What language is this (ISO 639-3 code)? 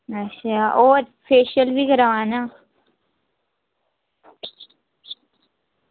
doi